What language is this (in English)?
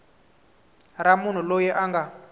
Tsonga